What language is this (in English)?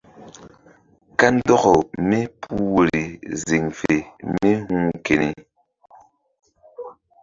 Mbum